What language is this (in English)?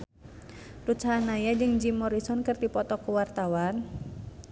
Sundanese